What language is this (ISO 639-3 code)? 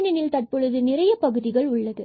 tam